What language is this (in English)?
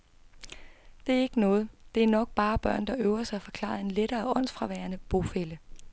Danish